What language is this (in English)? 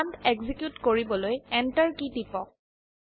Assamese